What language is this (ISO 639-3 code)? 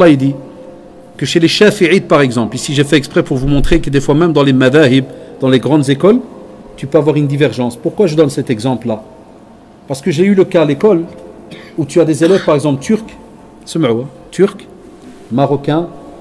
fra